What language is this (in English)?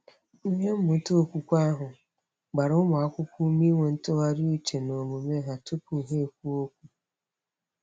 Igbo